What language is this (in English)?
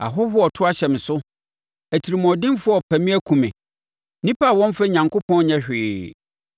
Akan